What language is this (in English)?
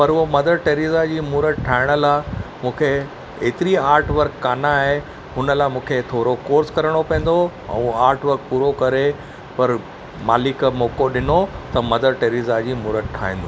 Sindhi